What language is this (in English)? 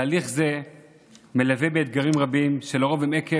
Hebrew